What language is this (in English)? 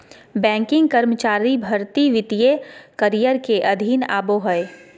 Magahi